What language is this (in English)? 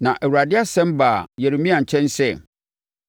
Akan